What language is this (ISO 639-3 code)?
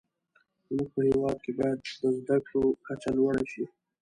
pus